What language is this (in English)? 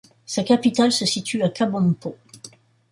French